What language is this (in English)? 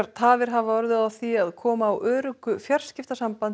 Icelandic